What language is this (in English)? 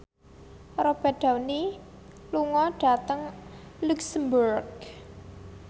Javanese